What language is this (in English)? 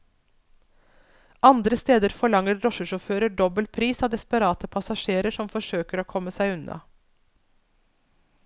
Norwegian